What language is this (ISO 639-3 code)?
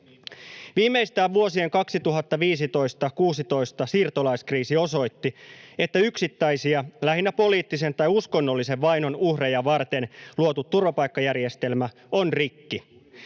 fin